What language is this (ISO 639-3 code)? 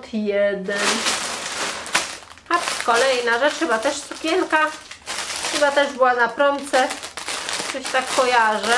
pol